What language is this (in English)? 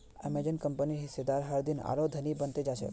Magahi